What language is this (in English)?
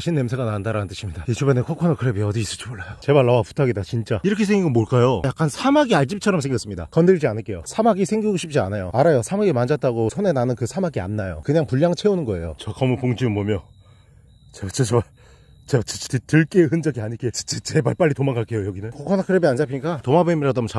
Korean